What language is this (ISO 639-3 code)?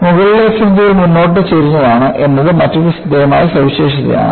mal